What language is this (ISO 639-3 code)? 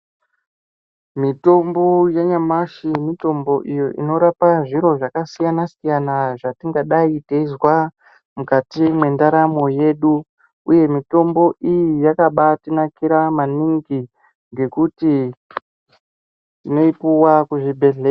ndc